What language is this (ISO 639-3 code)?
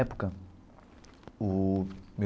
por